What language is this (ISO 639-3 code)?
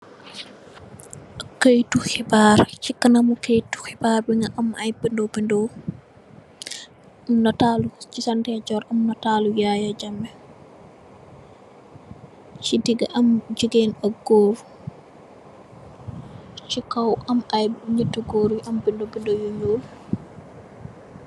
wol